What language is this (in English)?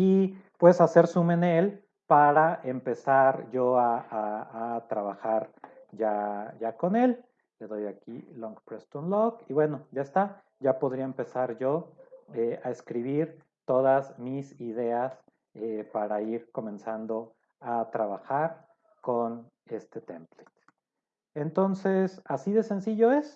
Spanish